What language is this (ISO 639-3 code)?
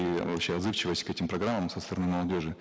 kaz